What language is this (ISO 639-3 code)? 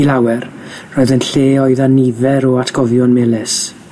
cym